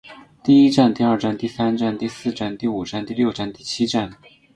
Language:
Chinese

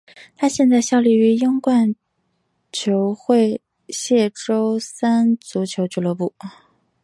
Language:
Chinese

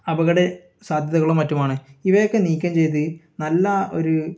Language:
Malayalam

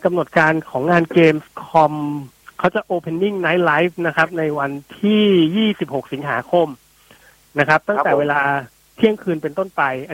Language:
Thai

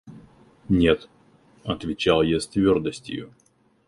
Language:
Russian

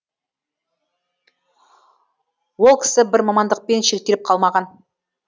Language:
Kazakh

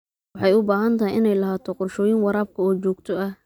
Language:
Somali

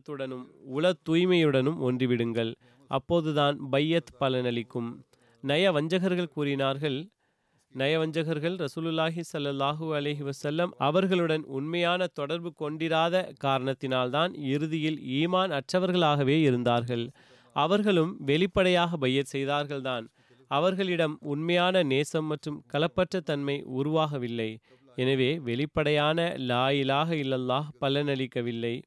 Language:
Tamil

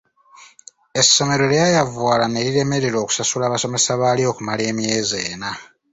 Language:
Ganda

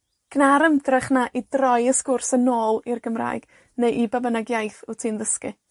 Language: Welsh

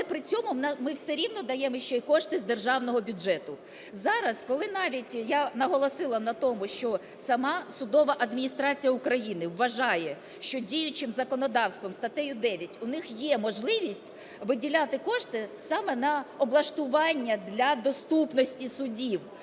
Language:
Ukrainian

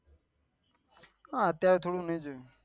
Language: Gujarati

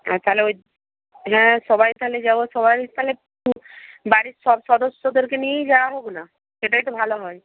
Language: Bangla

